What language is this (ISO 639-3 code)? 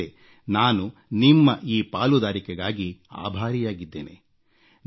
kan